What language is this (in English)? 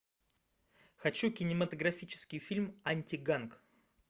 Russian